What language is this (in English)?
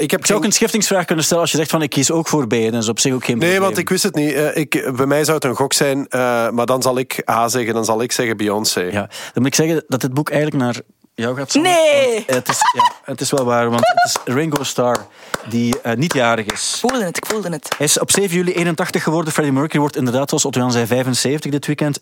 Dutch